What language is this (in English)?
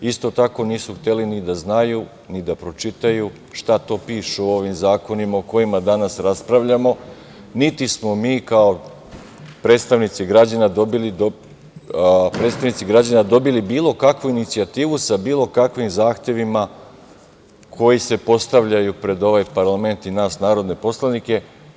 Serbian